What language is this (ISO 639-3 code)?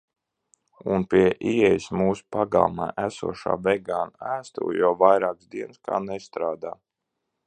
lav